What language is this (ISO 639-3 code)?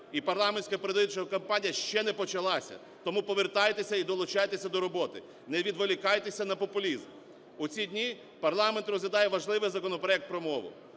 ukr